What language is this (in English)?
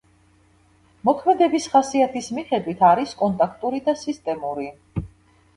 Georgian